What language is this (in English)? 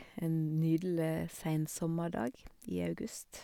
Norwegian